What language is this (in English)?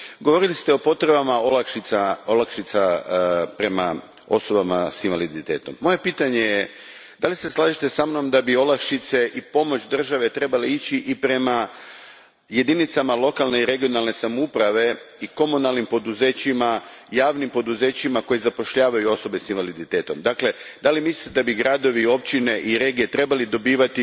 Croatian